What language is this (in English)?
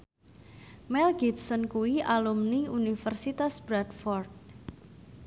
Javanese